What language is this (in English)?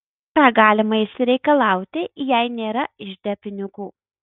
Lithuanian